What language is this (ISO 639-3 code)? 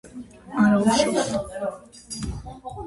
kat